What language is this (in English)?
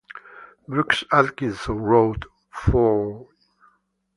English